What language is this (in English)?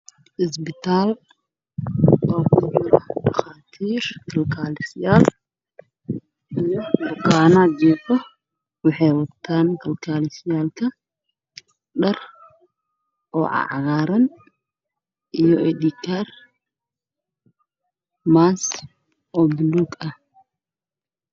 Somali